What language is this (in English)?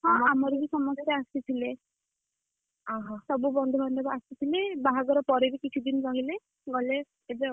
Odia